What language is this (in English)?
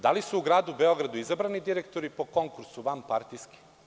Serbian